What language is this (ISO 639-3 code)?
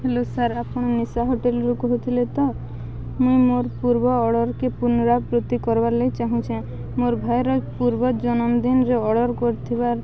ori